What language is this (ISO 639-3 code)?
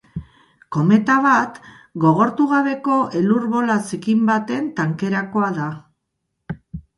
eus